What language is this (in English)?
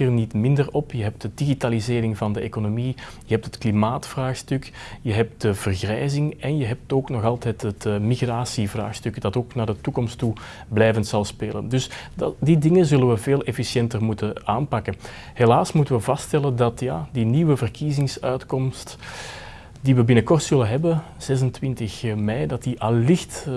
Dutch